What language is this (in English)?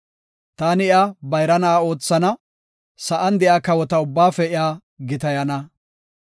Gofa